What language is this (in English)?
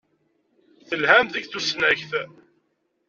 Kabyle